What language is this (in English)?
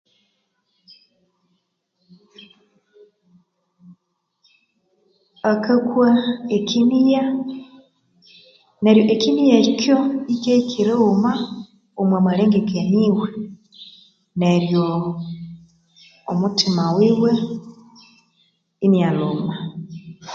Konzo